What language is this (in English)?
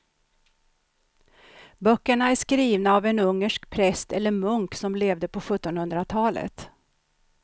Swedish